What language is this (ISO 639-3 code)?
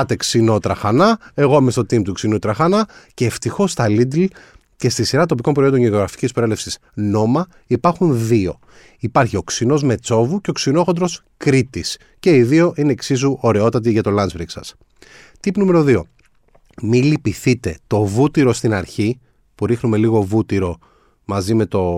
ell